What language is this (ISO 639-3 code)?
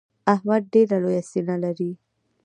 pus